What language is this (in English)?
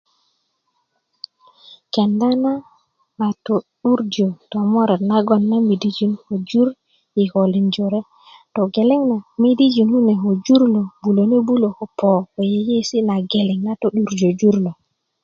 Kuku